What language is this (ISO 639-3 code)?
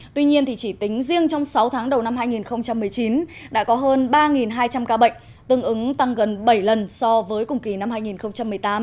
vie